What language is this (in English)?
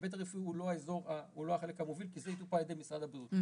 Hebrew